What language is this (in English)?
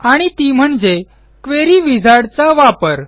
Marathi